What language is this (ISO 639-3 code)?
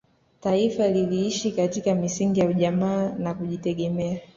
swa